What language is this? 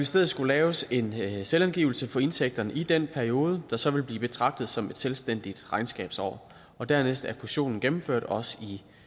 Danish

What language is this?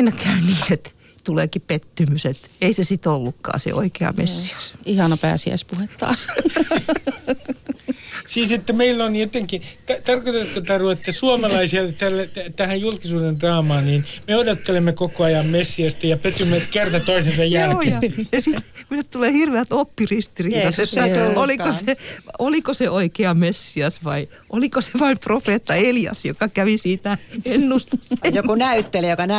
Finnish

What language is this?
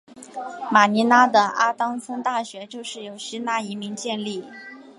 Chinese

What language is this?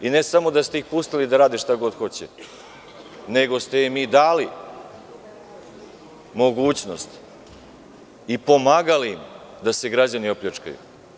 Serbian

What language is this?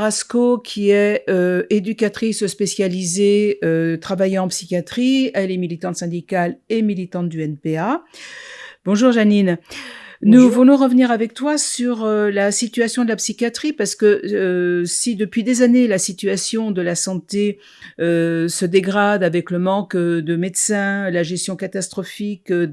French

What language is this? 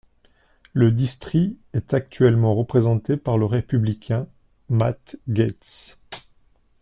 French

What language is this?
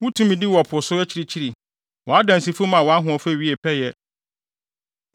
Akan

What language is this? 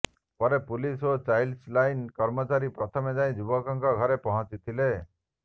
Odia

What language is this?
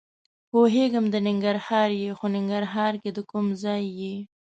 Pashto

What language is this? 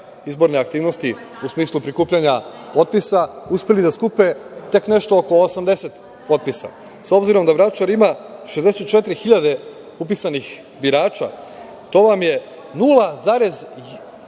Serbian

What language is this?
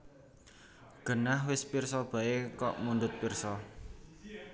Javanese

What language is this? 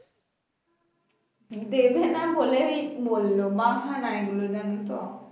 Bangla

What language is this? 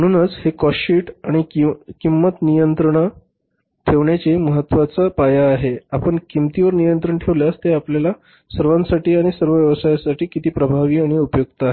Marathi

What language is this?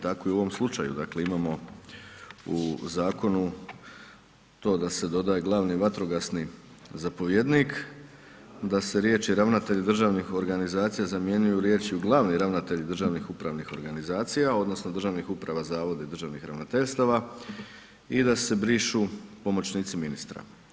Croatian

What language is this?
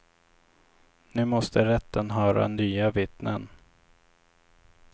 Swedish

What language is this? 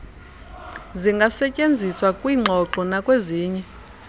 Xhosa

